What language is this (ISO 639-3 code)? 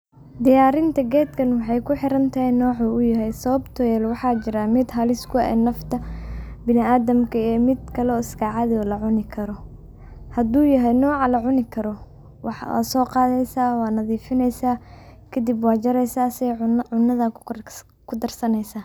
som